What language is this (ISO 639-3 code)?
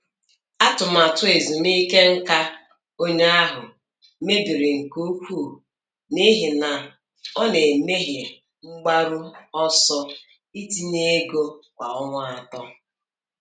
ibo